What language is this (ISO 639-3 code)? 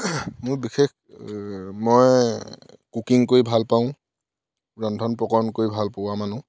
asm